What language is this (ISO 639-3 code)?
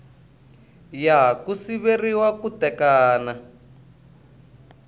tso